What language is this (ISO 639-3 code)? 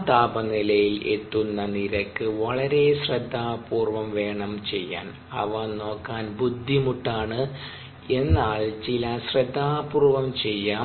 mal